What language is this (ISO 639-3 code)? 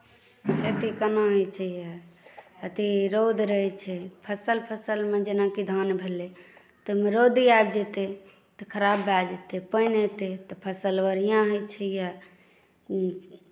mai